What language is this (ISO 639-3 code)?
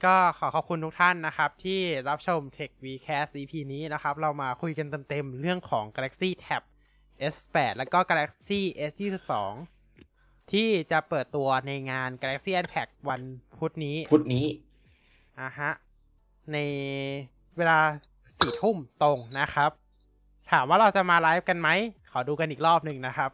tha